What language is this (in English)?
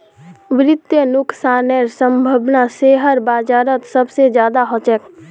Magahi